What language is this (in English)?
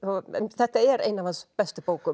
Icelandic